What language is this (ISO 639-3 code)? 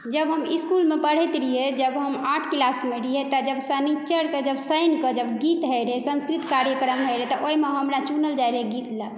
mai